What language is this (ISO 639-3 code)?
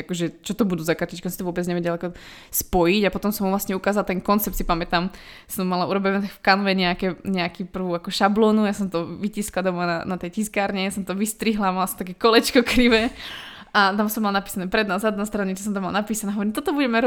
ces